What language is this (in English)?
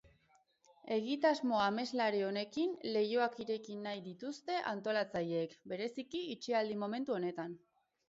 Basque